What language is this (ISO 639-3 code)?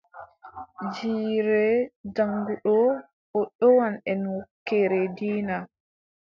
fub